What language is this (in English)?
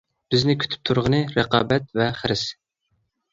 Uyghur